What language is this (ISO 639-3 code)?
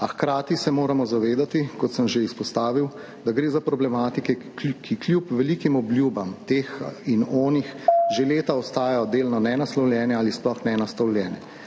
slv